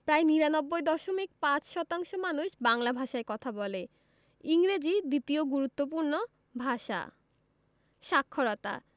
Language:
Bangla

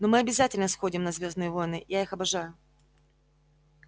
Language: Russian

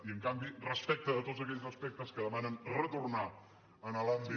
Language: Catalan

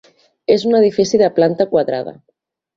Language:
Catalan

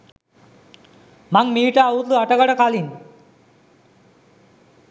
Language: Sinhala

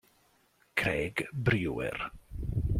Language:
Italian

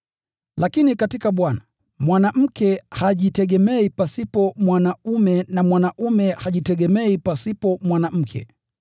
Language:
Swahili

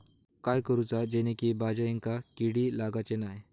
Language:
Marathi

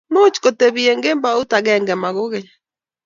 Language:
Kalenjin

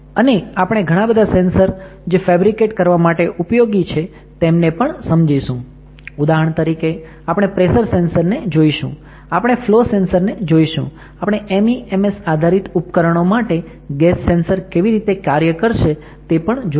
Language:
Gujarati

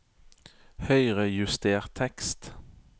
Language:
Norwegian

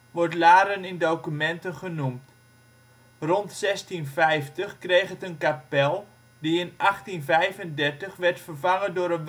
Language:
Dutch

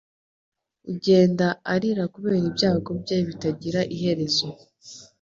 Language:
Kinyarwanda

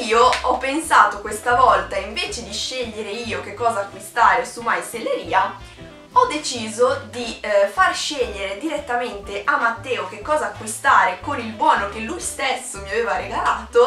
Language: Italian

